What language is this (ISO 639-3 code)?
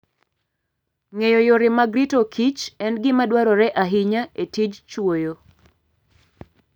luo